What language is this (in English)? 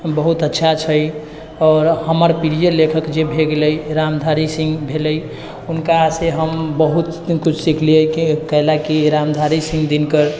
Maithili